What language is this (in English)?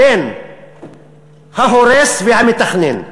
Hebrew